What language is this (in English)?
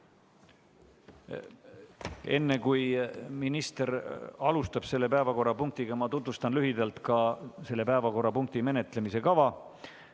Estonian